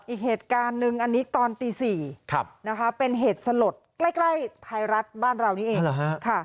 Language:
Thai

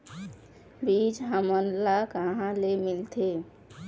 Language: Chhattisgarhi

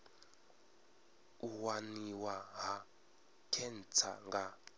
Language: Venda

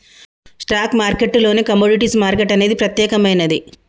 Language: Telugu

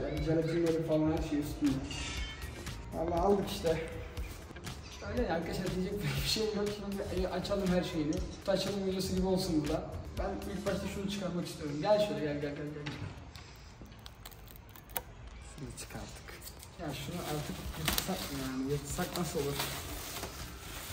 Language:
Turkish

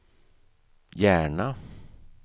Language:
Swedish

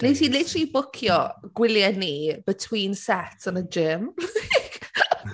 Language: Welsh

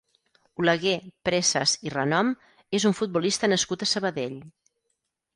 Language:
Catalan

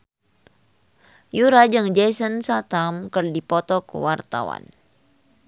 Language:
Sundanese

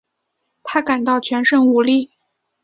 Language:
Chinese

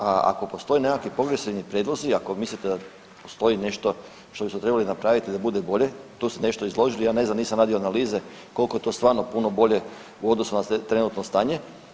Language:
Croatian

